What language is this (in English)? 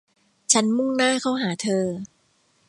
Thai